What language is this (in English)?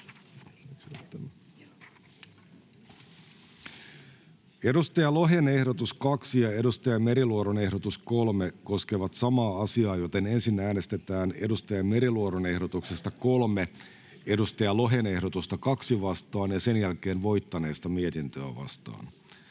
Finnish